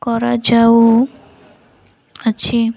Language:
Odia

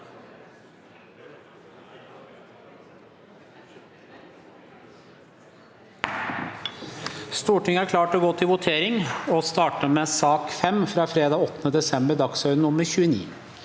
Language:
Norwegian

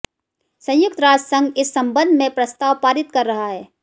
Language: Hindi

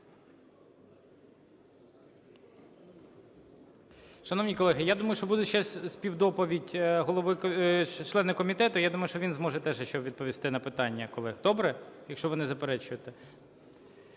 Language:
Ukrainian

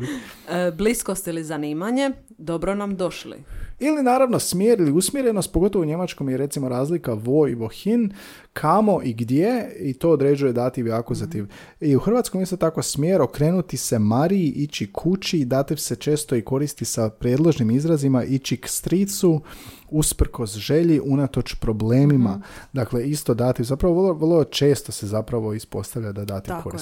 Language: Croatian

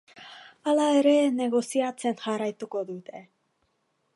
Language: Basque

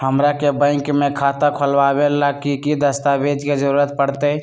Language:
Magahi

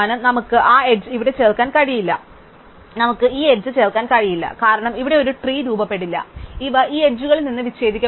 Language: Malayalam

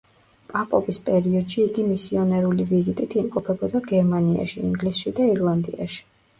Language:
Georgian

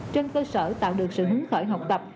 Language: Vietnamese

